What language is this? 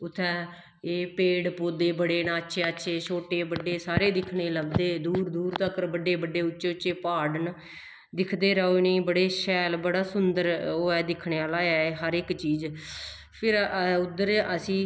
Dogri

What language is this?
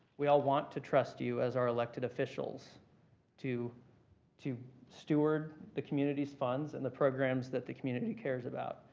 English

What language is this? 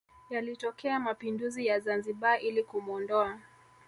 Swahili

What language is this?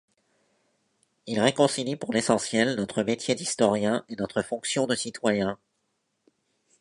French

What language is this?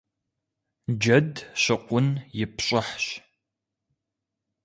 Kabardian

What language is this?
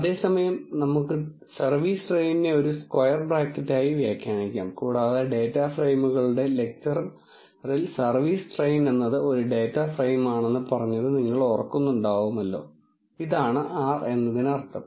Malayalam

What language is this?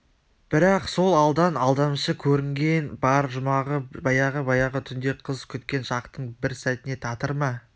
Kazakh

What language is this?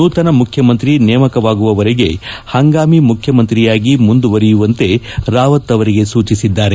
Kannada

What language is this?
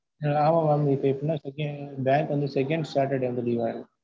Tamil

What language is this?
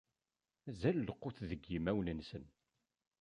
Kabyle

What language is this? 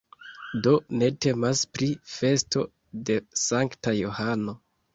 Esperanto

